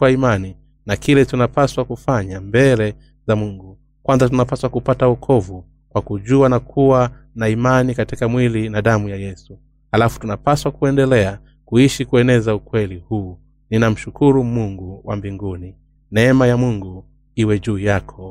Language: Swahili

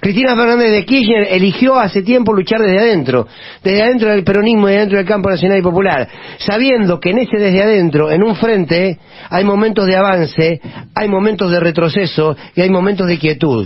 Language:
Spanish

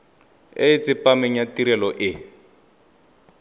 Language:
Tswana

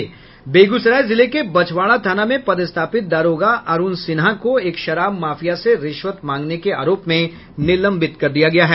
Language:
Hindi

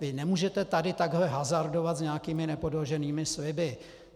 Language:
Czech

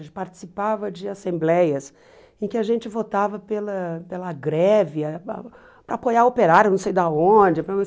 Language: Portuguese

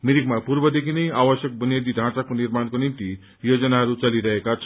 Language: Nepali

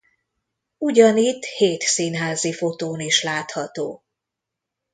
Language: Hungarian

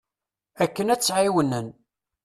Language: Kabyle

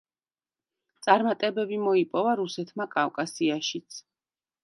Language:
Georgian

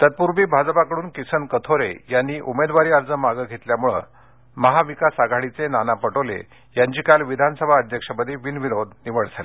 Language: Marathi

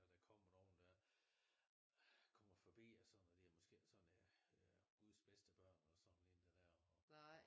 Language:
Danish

